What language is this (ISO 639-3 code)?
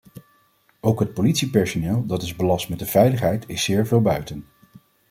nld